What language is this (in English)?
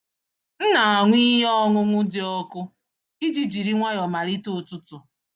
Igbo